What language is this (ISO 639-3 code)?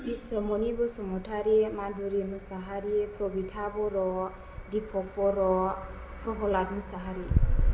brx